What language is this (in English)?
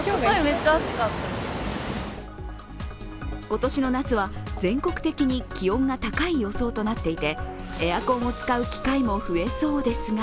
Japanese